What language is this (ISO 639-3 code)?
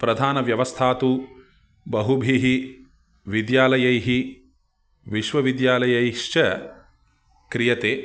san